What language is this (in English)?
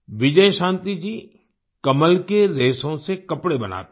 Hindi